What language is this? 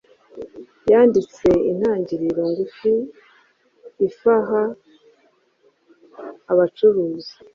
Kinyarwanda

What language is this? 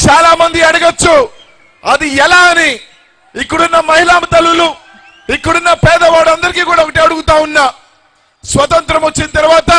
Telugu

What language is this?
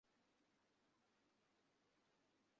Bangla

